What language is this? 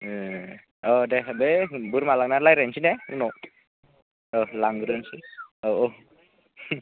Bodo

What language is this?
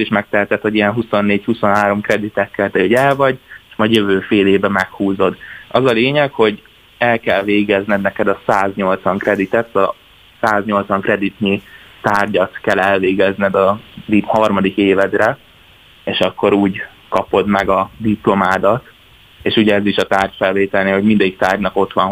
Hungarian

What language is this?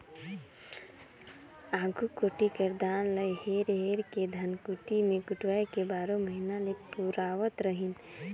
Chhattisgarhi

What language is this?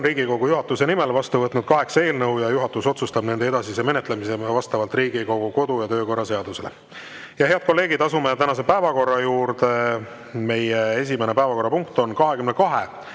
Estonian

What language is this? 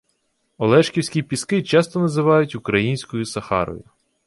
Ukrainian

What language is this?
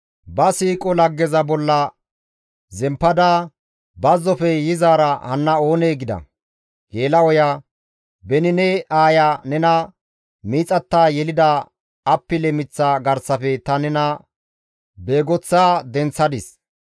Gamo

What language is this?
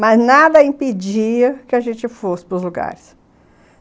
Portuguese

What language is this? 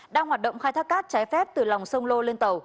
Vietnamese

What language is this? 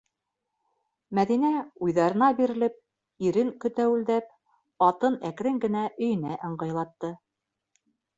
Bashkir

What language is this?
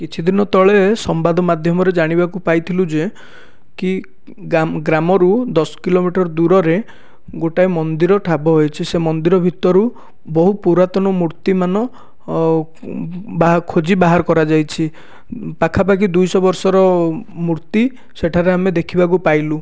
Odia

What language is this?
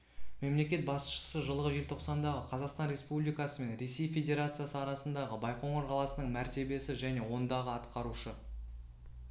Kazakh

